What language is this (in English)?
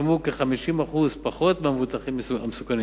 Hebrew